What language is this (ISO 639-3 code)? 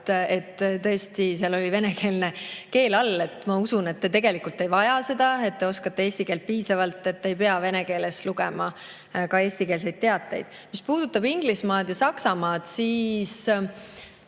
est